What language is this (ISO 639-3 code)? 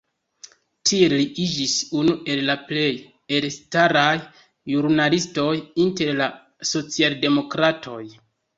epo